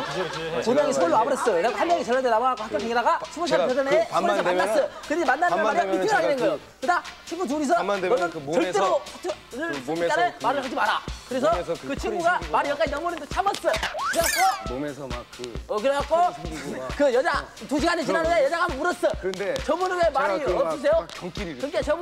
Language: Korean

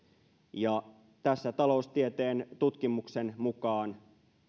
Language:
Finnish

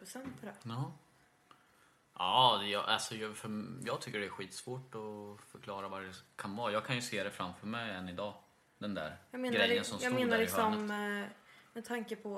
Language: Swedish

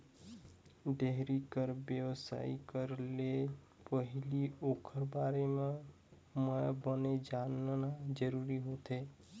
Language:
Chhattisgarhi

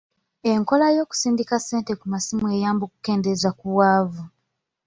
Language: Ganda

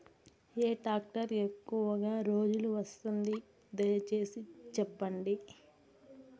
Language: Telugu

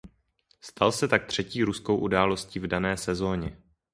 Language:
Czech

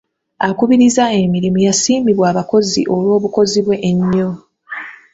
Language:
Ganda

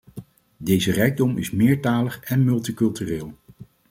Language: Dutch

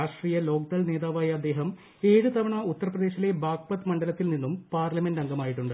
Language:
Malayalam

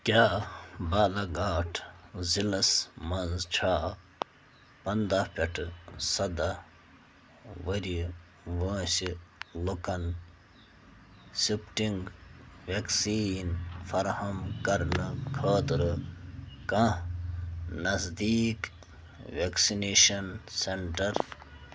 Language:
Kashmiri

